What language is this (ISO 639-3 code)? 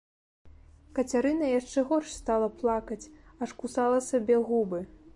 bel